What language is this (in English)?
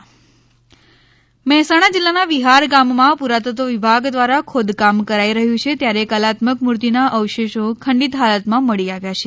Gujarati